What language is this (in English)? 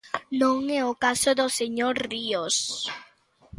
Galician